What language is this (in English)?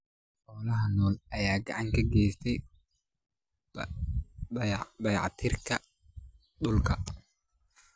Somali